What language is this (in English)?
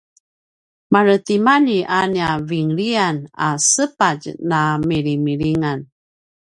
Paiwan